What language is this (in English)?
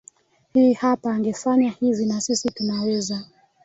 Swahili